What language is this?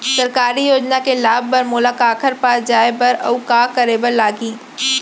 Chhattisgarhi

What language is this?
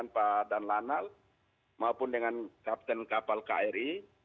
Indonesian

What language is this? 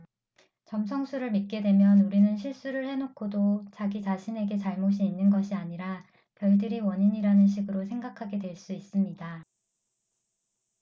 Korean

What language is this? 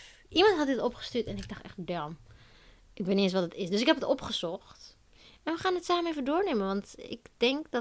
Dutch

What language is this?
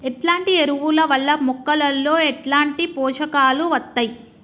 Telugu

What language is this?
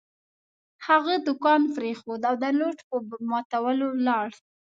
Pashto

